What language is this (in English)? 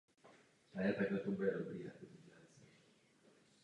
Czech